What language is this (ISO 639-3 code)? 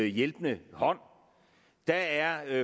dan